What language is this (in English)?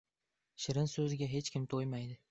Uzbek